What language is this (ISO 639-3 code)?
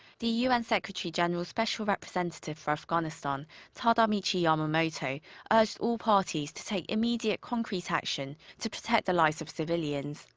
eng